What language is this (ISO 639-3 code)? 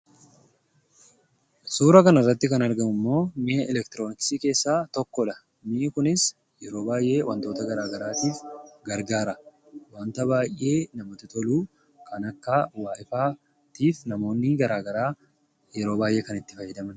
orm